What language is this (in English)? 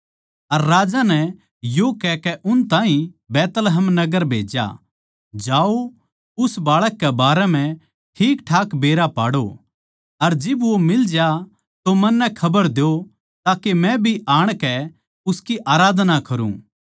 Haryanvi